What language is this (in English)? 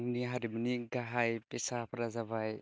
Bodo